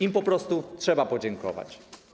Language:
Polish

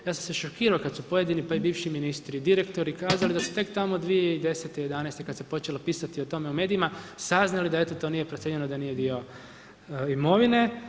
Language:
Croatian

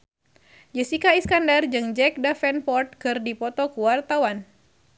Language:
Sundanese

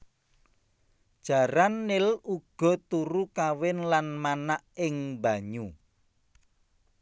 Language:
Javanese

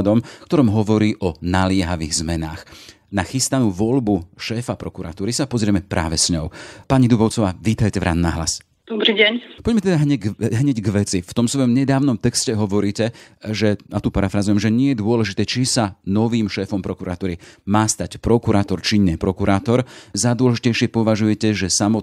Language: Slovak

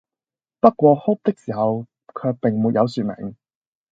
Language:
Cantonese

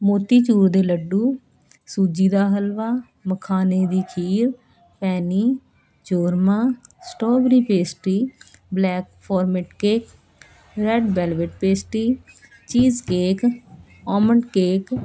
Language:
Punjabi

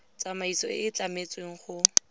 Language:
Tswana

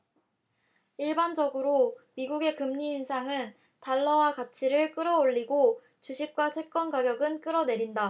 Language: Korean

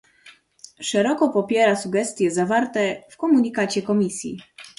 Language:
Polish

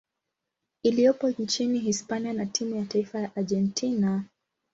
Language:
Swahili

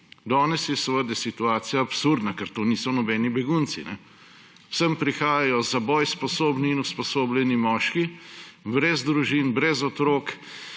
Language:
Slovenian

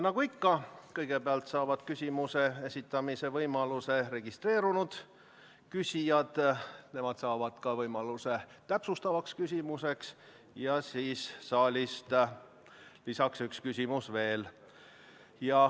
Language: Estonian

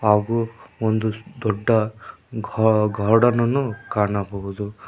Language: Kannada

